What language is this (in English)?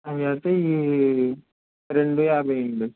Telugu